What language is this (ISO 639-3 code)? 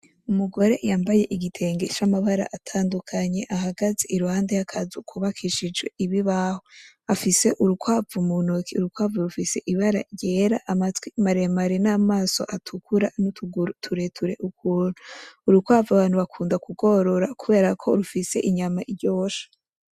run